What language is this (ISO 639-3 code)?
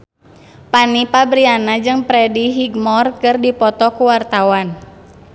sun